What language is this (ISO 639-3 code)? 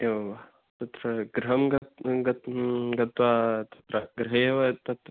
san